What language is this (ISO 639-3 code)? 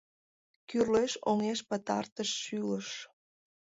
chm